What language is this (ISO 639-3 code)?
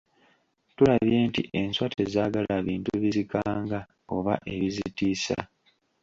lug